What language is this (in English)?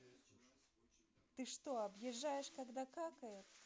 Russian